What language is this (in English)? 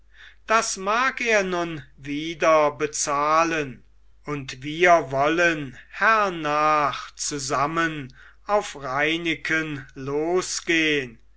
German